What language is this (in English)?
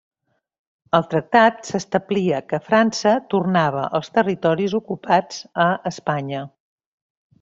Catalan